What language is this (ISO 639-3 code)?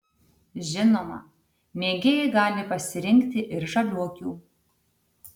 lit